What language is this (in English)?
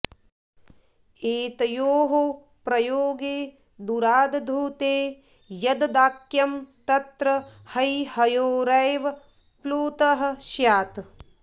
Sanskrit